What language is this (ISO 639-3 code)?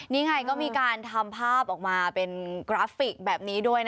tha